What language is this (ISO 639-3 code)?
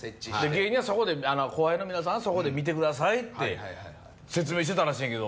jpn